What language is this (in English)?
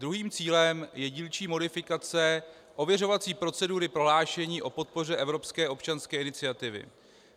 Czech